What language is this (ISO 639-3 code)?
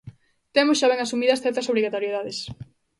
glg